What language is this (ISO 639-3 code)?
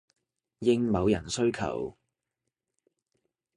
yue